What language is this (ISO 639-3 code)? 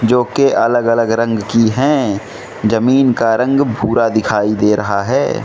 hin